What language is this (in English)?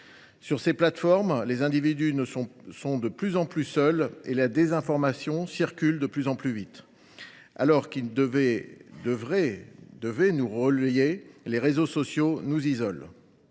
French